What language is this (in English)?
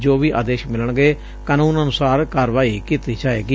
Punjabi